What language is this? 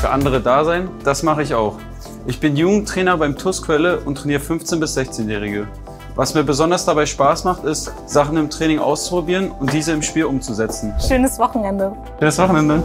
German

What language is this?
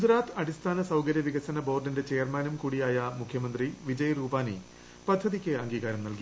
Malayalam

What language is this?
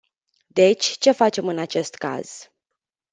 Romanian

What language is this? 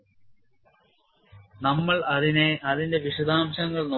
Malayalam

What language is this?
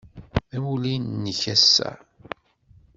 Kabyle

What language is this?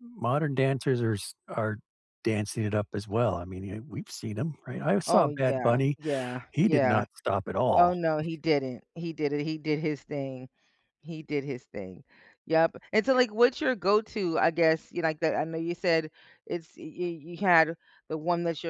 English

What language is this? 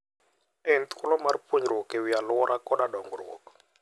Luo (Kenya and Tanzania)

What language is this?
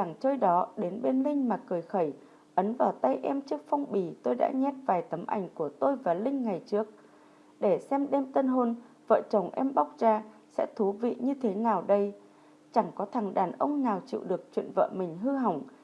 Vietnamese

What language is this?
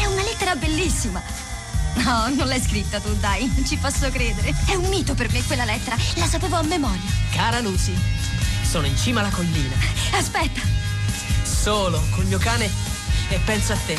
Italian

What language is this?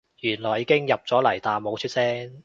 Cantonese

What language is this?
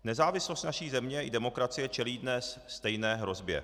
Czech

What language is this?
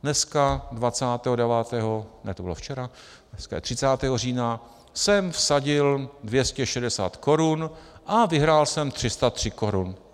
Czech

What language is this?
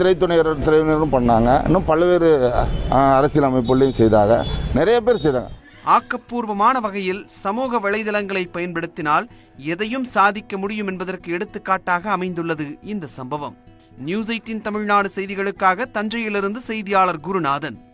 Tamil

